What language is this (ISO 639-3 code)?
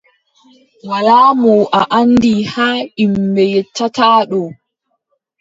fub